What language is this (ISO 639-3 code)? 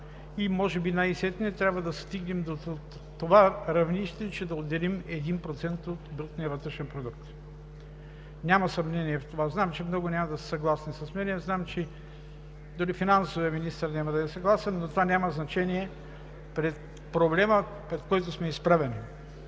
bul